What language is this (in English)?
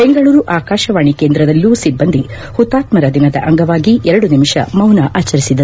Kannada